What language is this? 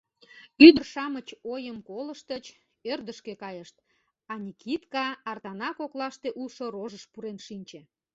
Mari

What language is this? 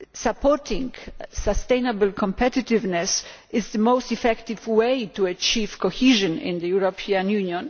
English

